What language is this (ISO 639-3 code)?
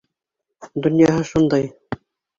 bak